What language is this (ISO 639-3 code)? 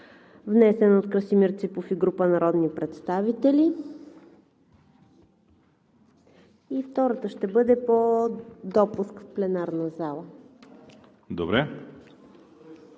bul